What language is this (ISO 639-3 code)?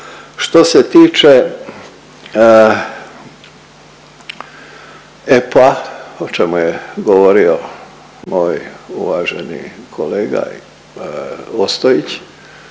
hrv